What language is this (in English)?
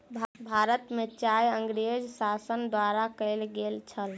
Maithili